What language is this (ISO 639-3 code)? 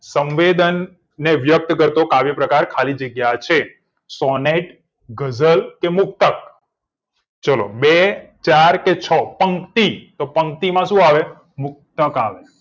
guj